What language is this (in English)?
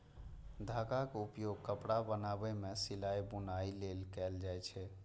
Maithili